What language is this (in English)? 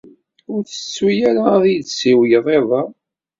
Kabyle